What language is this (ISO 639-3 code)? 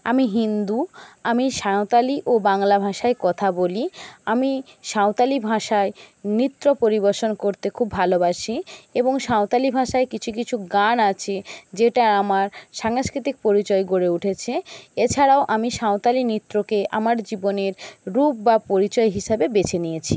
ben